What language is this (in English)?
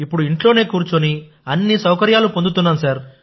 Telugu